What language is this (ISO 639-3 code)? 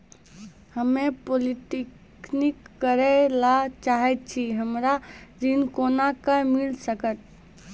mai